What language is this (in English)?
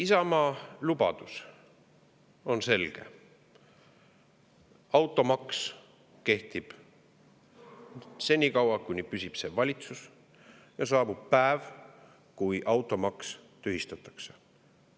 Estonian